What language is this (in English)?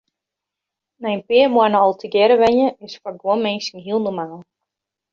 Western Frisian